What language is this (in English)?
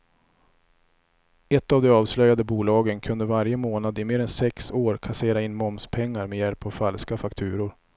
Swedish